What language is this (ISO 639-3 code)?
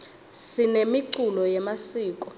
ssw